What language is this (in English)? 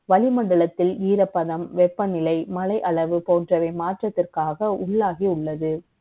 Tamil